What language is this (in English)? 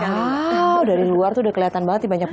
Indonesian